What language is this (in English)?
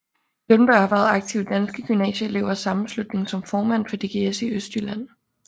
Danish